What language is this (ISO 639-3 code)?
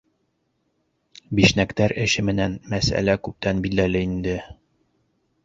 bak